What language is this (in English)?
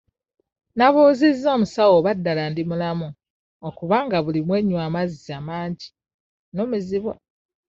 Ganda